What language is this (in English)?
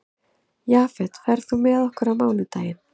Icelandic